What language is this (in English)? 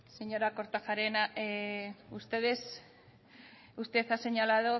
Spanish